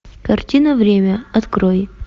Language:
Russian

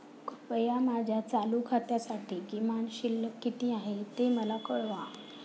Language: Marathi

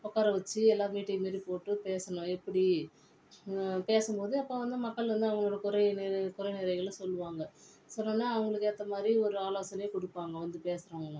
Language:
Tamil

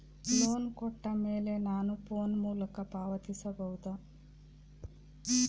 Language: Kannada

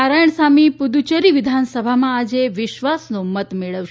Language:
Gujarati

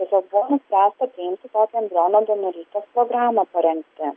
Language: Lithuanian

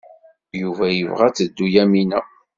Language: Kabyle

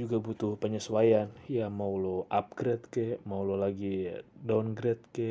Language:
Indonesian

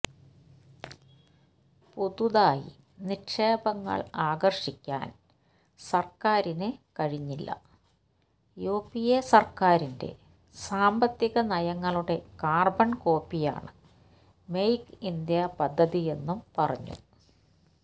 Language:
Malayalam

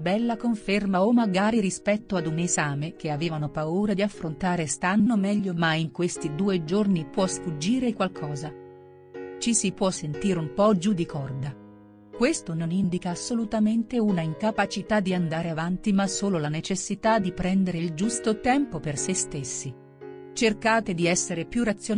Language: Italian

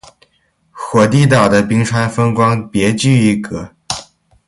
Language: Chinese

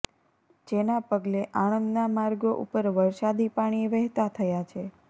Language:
Gujarati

